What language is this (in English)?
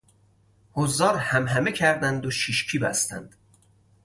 Persian